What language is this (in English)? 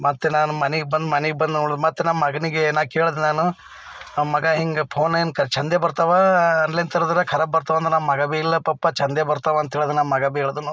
Kannada